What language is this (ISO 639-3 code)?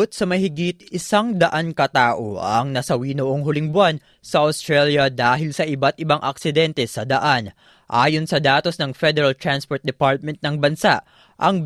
fil